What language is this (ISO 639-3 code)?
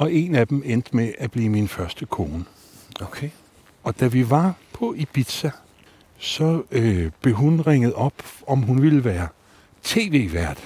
dan